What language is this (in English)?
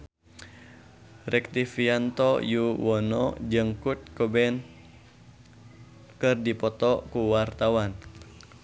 Sundanese